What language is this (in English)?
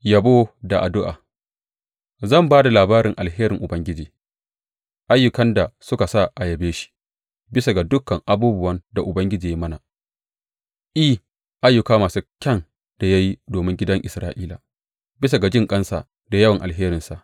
Hausa